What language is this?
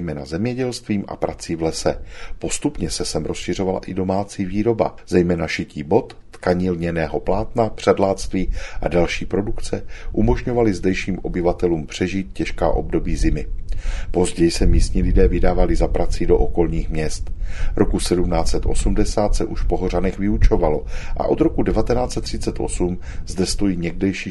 Czech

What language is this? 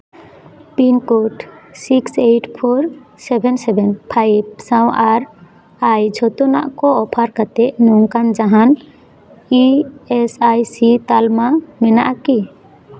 Santali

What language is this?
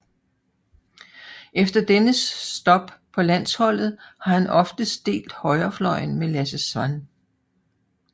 Danish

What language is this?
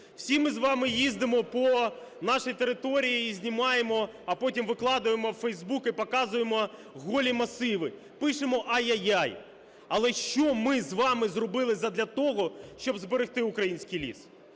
Ukrainian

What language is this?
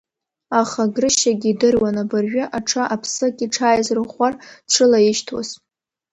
Abkhazian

